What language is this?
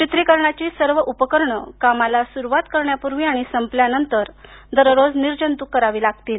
Marathi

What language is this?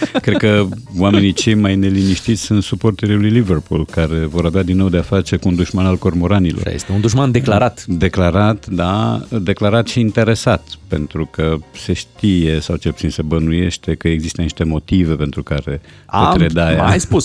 Romanian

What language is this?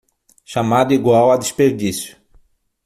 Portuguese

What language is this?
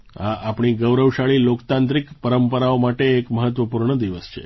Gujarati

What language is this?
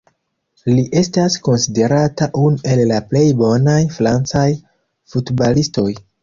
Esperanto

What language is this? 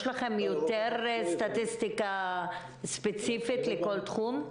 Hebrew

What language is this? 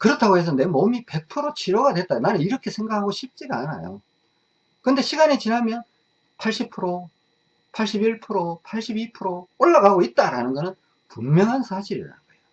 Korean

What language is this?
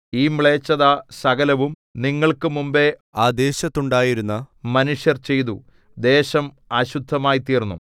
Malayalam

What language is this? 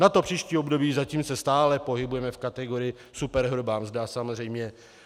Czech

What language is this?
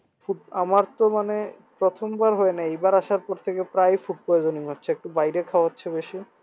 Bangla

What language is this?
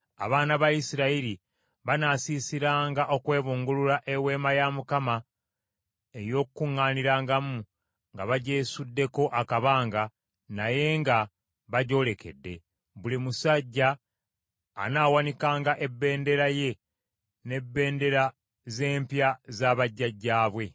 Ganda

